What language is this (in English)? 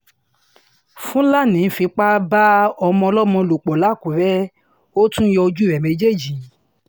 Yoruba